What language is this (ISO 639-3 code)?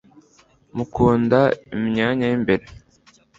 kin